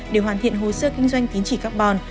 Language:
Vietnamese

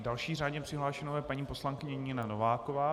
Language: Czech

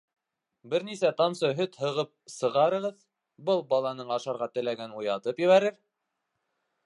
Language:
Bashkir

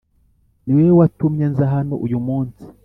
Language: Kinyarwanda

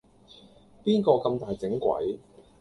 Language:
Cantonese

